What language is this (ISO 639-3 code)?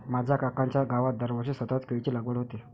mar